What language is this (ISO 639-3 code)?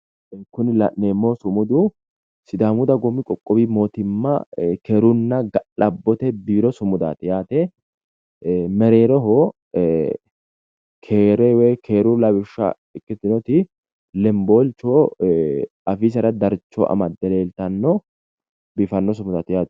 sid